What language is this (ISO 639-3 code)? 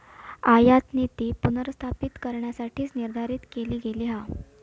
mar